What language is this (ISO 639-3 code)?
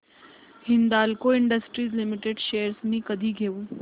mar